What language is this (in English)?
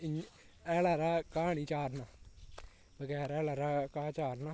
Dogri